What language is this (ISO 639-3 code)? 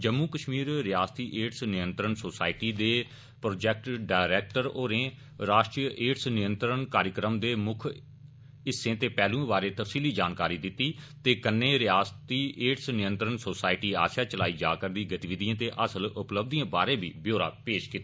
doi